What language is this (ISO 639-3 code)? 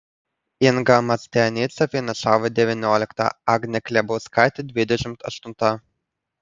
lit